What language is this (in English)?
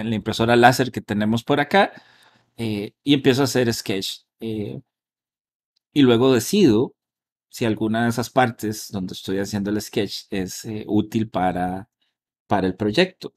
Spanish